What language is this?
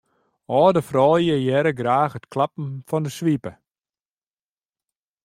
Western Frisian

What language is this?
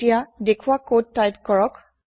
Assamese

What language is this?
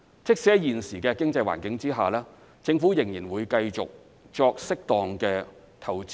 Cantonese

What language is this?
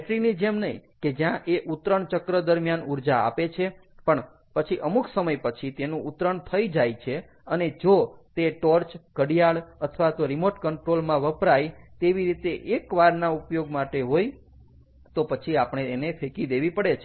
Gujarati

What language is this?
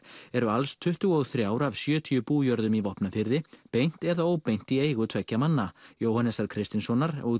Icelandic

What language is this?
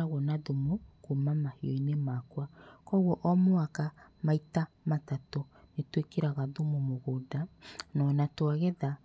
Kikuyu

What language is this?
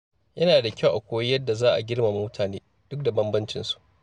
Hausa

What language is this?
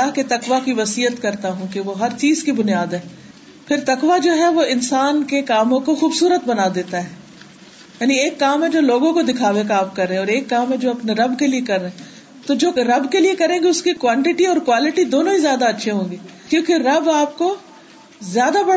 Urdu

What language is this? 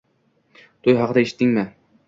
Uzbek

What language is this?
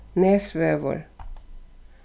Faroese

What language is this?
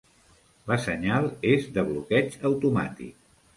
Catalan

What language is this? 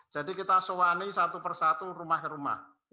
Indonesian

